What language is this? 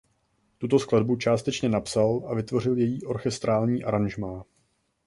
Czech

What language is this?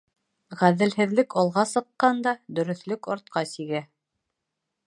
Bashkir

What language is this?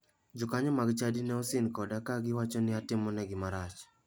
Luo (Kenya and Tanzania)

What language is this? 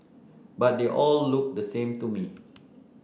English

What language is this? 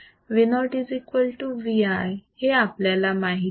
Marathi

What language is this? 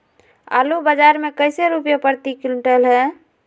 Magahi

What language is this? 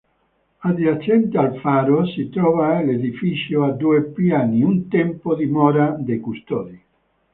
Italian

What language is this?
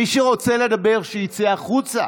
Hebrew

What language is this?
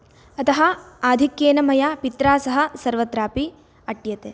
Sanskrit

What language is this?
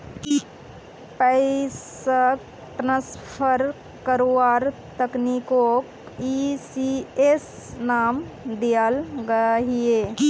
Magahi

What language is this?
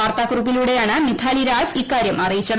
Malayalam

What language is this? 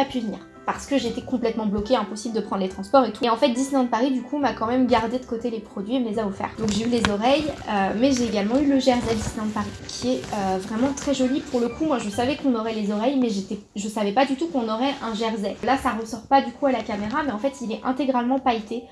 French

